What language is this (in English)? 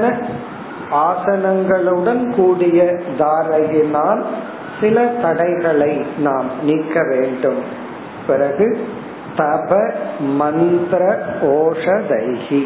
Tamil